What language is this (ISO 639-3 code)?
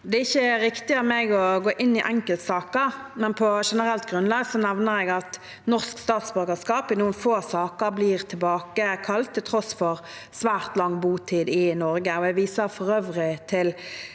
nor